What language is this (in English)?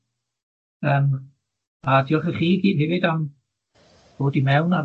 Welsh